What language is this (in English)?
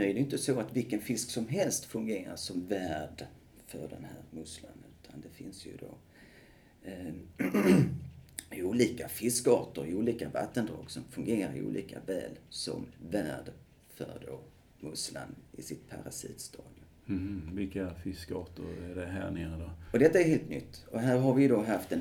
Swedish